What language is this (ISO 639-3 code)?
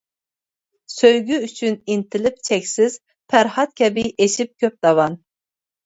uig